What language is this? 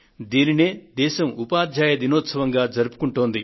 Telugu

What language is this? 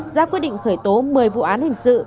Vietnamese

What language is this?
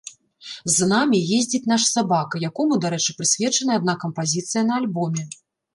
Belarusian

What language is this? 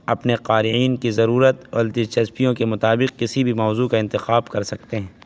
Urdu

